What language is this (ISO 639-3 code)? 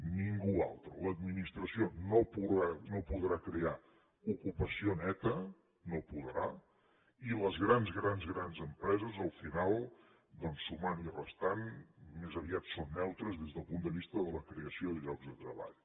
cat